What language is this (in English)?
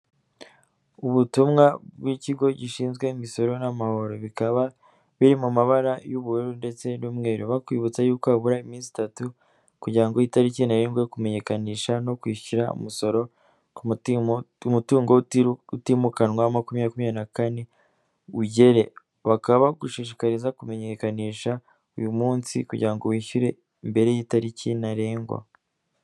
Kinyarwanda